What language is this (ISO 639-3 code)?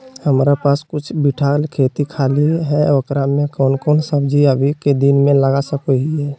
mag